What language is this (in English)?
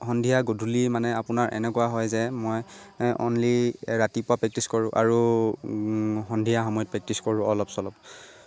Assamese